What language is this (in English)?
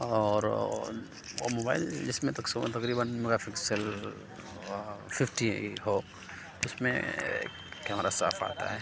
Urdu